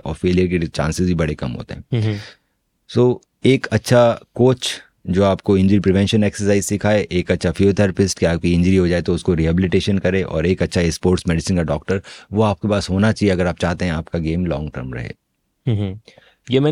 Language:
Hindi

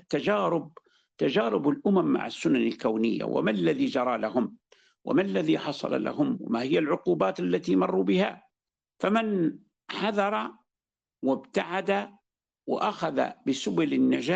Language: Arabic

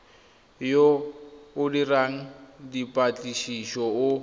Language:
Tswana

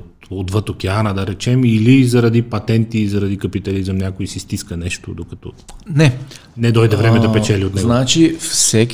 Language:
Bulgarian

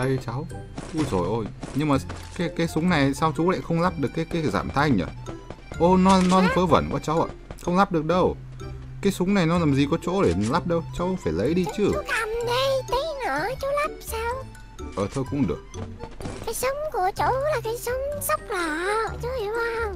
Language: Vietnamese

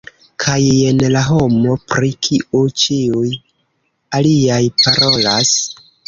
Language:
Esperanto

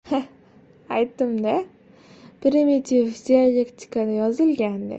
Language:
Uzbek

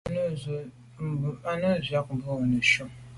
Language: Medumba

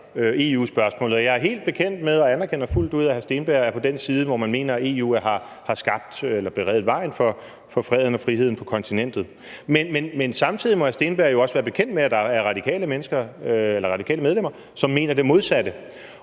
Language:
Danish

